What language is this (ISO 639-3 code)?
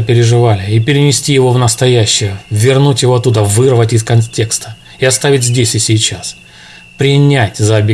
rus